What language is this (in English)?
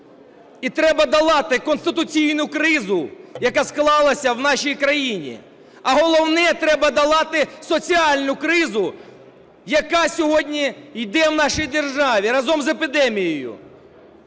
Ukrainian